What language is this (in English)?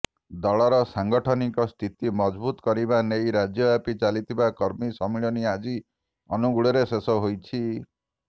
Odia